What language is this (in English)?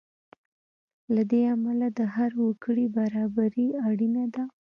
Pashto